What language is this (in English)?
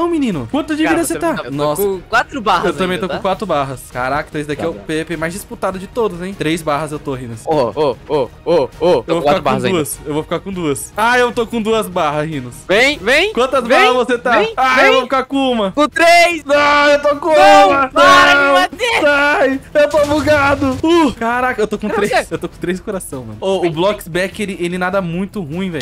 Portuguese